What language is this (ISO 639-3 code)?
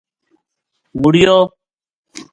gju